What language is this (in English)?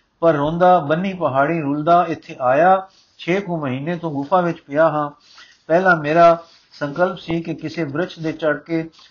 Punjabi